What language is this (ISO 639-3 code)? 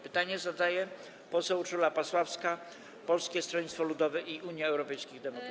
pol